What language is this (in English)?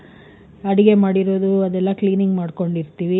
Kannada